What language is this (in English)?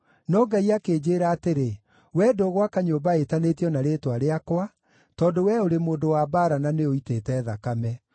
Kikuyu